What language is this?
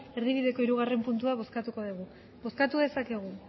Basque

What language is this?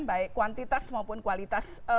Indonesian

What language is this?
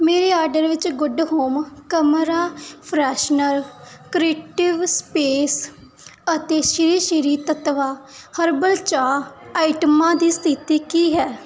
Punjabi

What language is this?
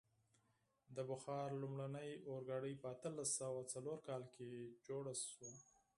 Pashto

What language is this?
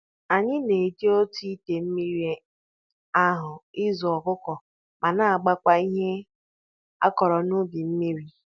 Igbo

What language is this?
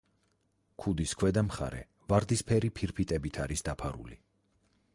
Georgian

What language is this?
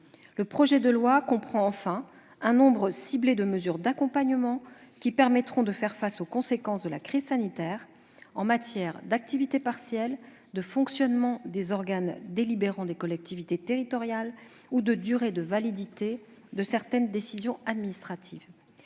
French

